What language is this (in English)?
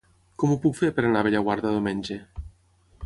Catalan